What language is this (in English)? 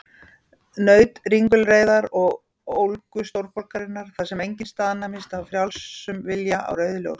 Icelandic